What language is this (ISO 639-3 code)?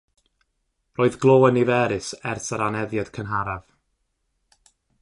cym